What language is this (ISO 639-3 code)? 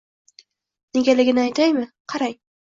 uzb